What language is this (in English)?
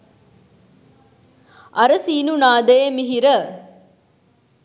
Sinhala